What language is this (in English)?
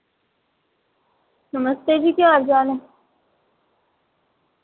Dogri